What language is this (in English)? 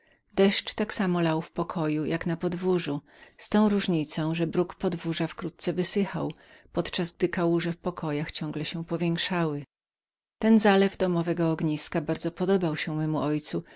Polish